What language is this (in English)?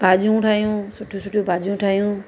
Sindhi